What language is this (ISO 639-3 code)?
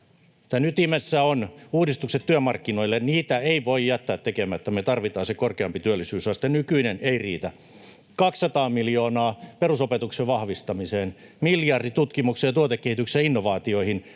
fin